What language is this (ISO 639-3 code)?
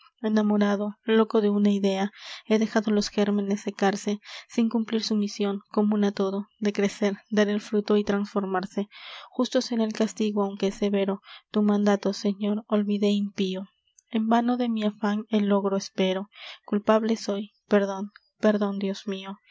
spa